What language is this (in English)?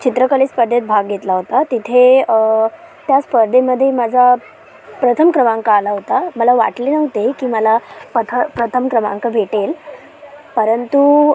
Marathi